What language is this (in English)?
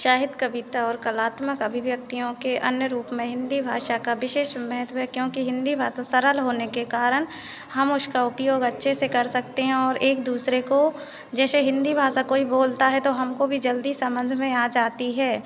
Hindi